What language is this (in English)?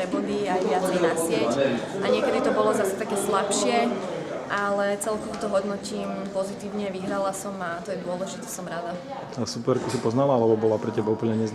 Slovak